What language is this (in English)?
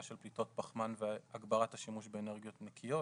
Hebrew